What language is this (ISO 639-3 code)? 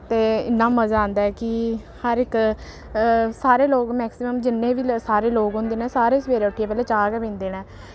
doi